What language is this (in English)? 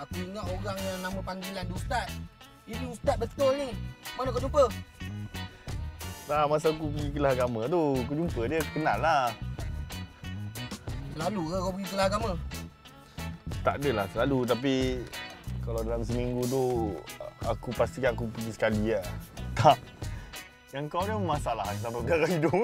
Malay